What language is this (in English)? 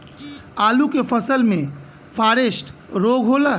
Bhojpuri